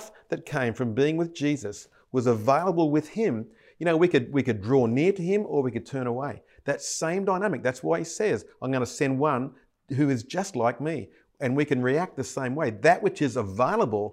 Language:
English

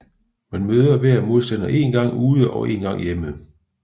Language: Danish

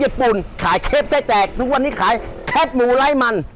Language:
Thai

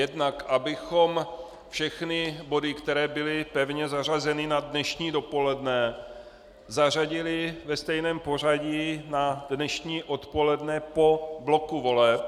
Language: Czech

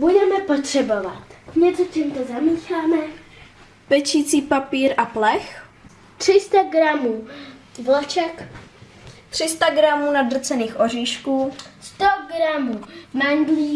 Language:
Czech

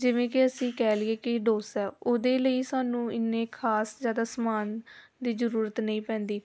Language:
Punjabi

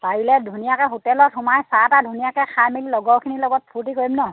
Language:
Assamese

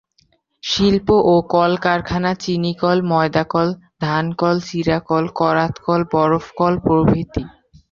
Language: Bangla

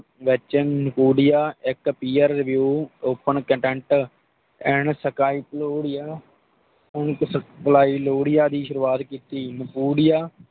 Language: Punjabi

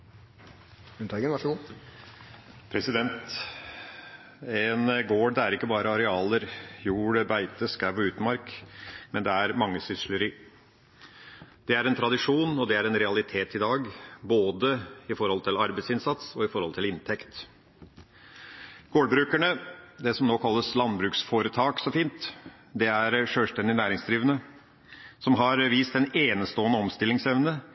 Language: Norwegian Bokmål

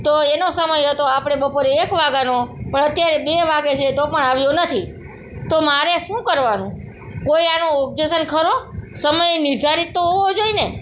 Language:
Gujarati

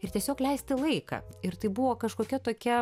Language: Lithuanian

